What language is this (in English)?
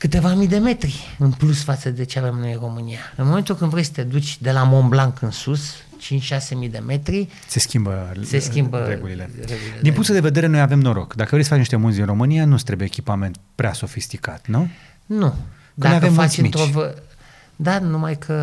Romanian